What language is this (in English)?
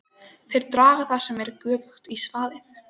Icelandic